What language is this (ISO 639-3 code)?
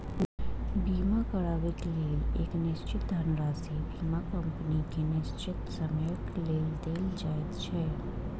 mai